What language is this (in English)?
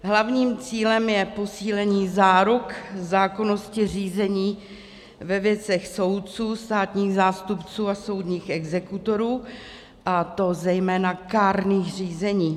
Czech